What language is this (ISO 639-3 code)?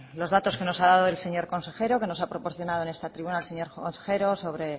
spa